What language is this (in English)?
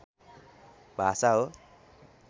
Nepali